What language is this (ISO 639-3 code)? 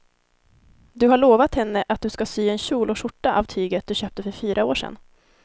swe